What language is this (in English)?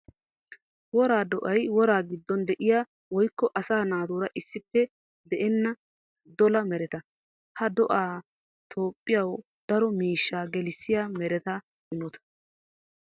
Wolaytta